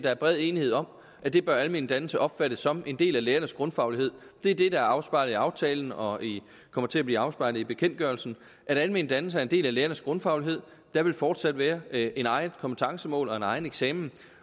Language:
Danish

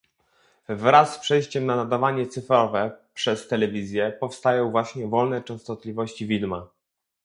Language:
Polish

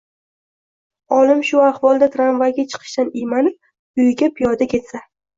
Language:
Uzbek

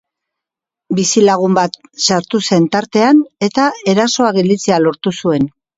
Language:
Basque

